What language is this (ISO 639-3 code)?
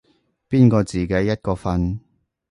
yue